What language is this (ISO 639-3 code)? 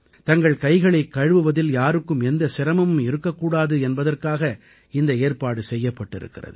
tam